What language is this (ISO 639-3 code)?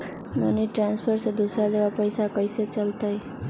mag